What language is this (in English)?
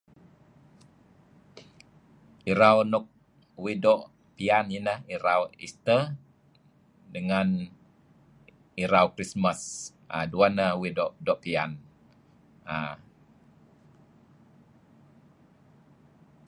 Kelabit